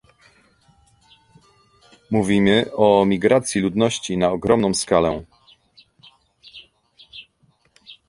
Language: Polish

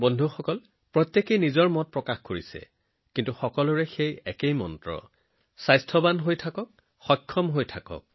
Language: Assamese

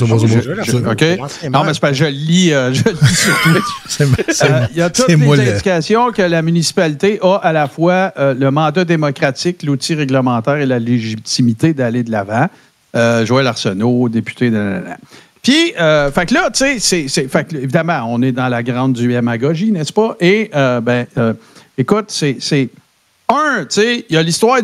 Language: French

